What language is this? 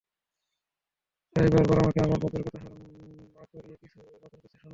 Bangla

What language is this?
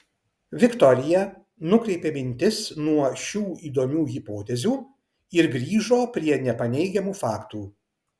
Lithuanian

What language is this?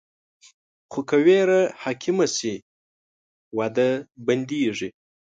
Pashto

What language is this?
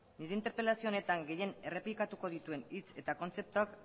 Basque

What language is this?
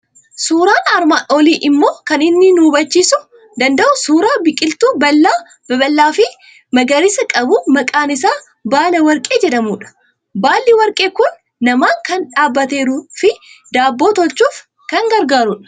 Oromo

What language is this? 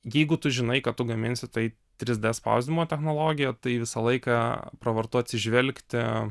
Lithuanian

